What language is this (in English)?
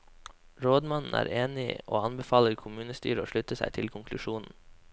Norwegian